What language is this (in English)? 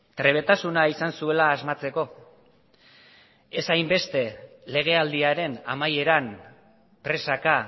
Basque